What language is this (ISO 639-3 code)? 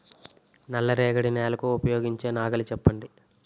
tel